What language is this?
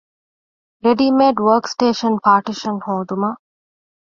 Divehi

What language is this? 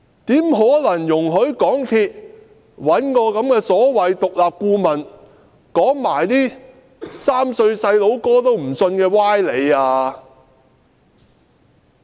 Cantonese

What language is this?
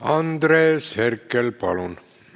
Estonian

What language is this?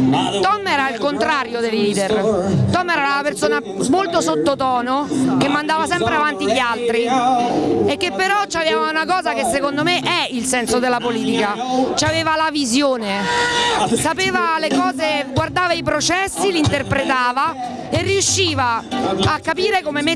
Italian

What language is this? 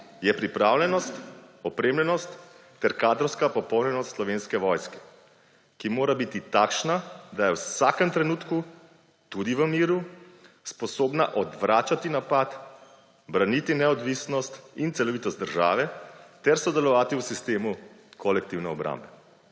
Slovenian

